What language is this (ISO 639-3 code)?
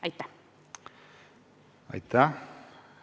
est